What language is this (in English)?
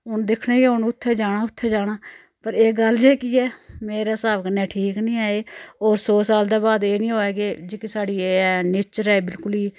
Dogri